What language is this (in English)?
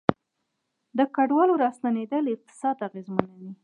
Pashto